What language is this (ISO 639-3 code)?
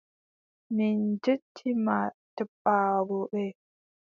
fub